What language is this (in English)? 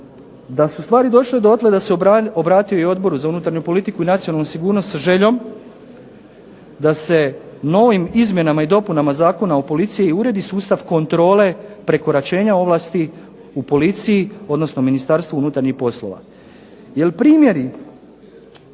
Croatian